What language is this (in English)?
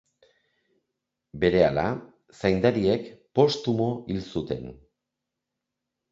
Basque